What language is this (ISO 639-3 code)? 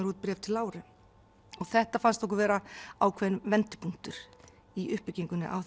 isl